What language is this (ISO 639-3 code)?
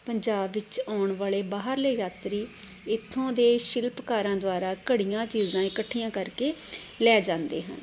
pan